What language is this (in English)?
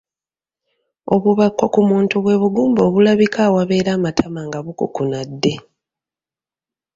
Ganda